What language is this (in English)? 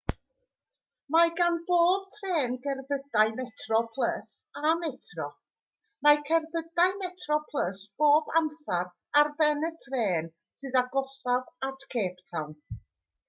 Welsh